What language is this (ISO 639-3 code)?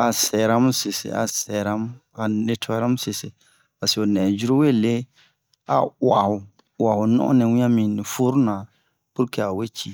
bmq